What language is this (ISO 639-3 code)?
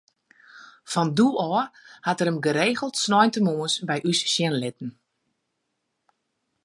fry